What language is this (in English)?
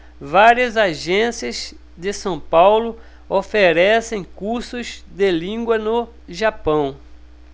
Portuguese